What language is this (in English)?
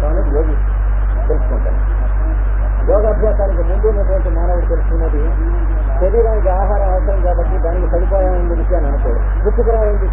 Hindi